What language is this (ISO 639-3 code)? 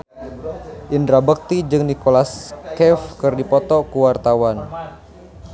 sun